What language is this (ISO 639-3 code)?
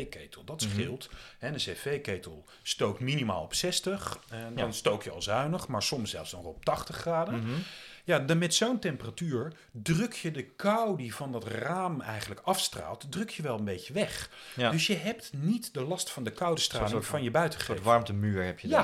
nld